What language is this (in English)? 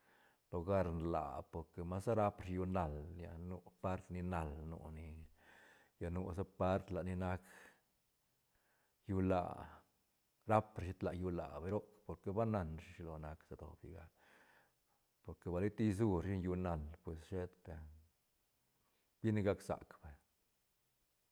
Santa Catarina Albarradas Zapotec